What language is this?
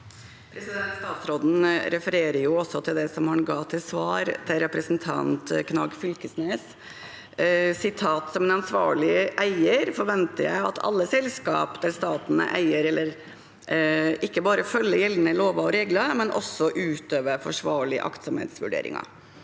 Norwegian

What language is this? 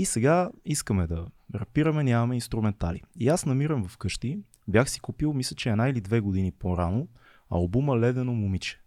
Bulgarian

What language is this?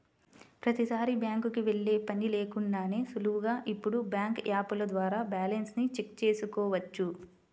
Telugu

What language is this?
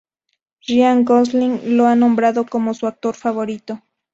Spanish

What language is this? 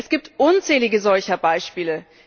German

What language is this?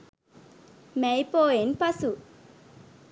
Sinhala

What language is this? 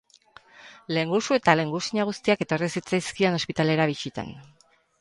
Basque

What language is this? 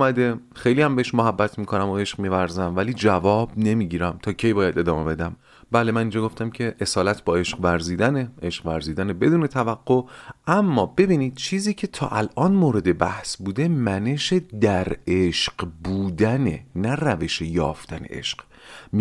Persian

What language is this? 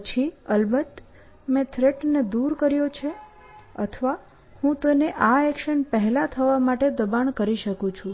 Gujarati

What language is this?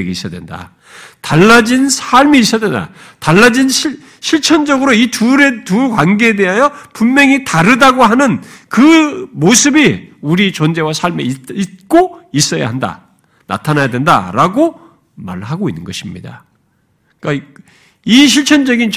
Korean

